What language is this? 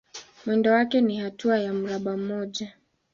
Swahili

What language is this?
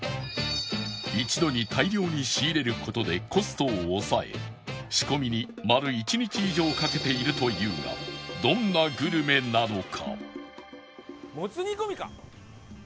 Japanese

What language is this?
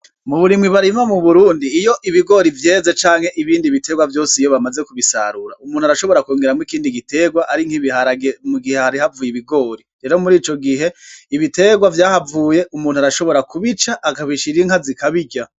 Rundi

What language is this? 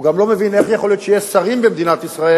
Hebrew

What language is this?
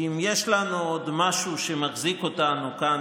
Hebrew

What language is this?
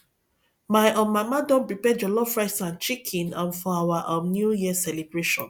Nigerian Pidgin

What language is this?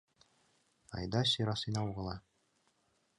Mari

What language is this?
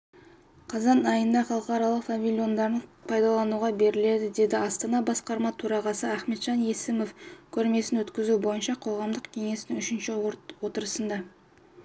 Kazakh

